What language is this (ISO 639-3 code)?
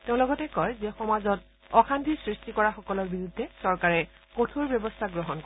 asm